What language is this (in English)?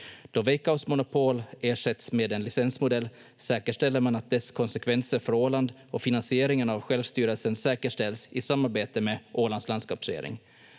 Finnish